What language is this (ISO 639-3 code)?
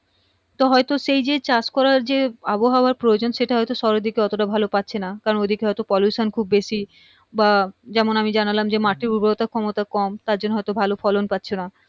ben